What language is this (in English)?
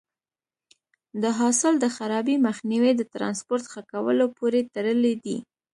Pashto